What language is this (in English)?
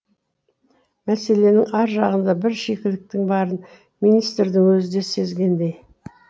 Kazakh